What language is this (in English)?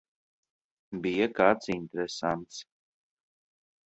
Latvian